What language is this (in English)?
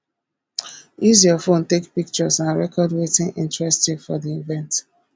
Nigerian Pidgin